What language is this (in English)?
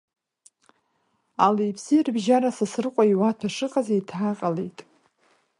Abkhazian